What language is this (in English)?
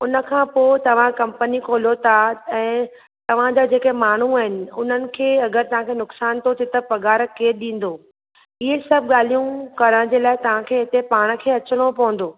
Sindhi